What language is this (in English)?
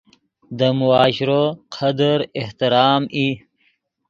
Yidgha